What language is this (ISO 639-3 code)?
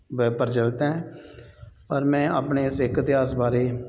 pan